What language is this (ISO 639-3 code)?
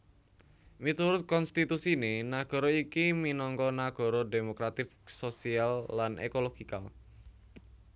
jav